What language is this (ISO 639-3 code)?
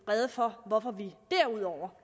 dan